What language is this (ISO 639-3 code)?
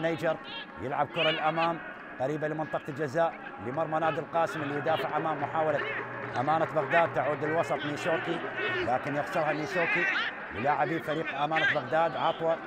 ara